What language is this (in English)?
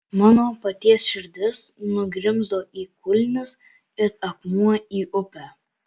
Lithuanian